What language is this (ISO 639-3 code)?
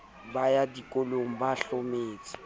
sot